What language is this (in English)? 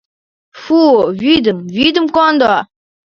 Mari